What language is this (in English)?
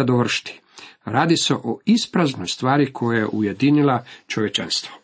Croatian